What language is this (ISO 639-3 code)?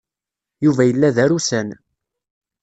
kab